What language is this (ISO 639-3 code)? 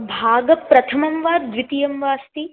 san